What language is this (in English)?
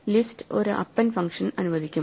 Malayalam